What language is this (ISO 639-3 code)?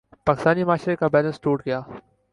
urd